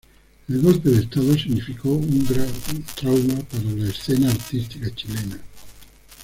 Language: Spanish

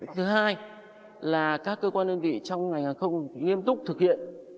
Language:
Vietnamese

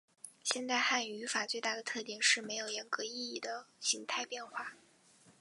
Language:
Chinese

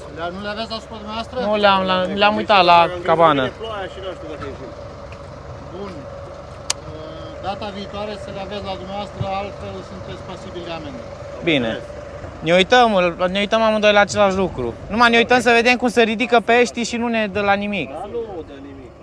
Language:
Romanian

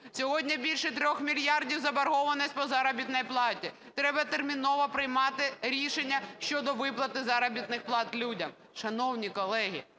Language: Ukrainian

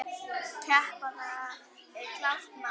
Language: Icelandic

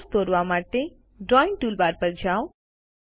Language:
Gujarati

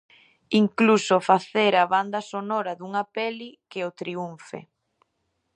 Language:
Galician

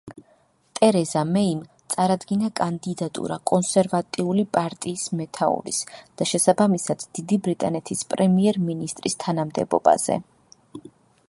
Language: Georgian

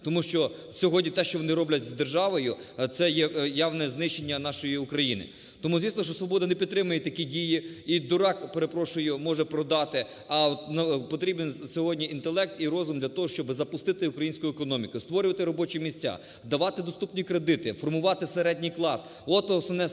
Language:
Ukrainian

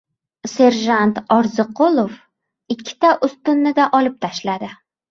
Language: Uzbek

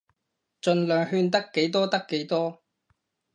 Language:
Cantonese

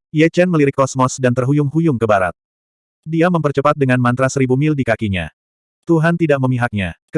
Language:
Indonesian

